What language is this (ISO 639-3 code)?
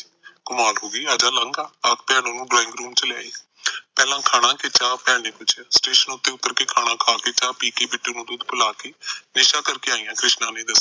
pan